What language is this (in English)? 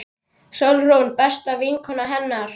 Icelandic